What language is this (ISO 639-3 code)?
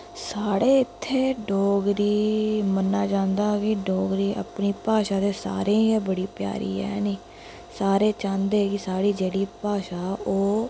doi